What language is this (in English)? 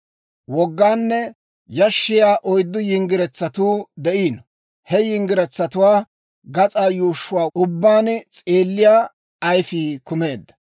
Dawro